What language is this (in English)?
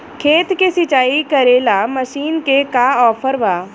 Bhojpuri